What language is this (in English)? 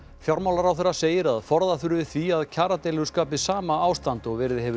Icelandic